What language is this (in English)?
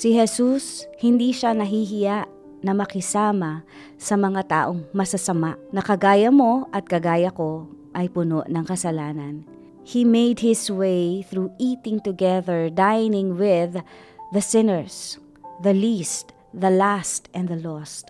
Filipino